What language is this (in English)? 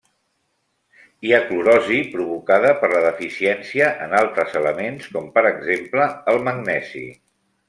Catalan